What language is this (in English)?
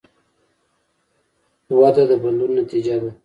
Pashto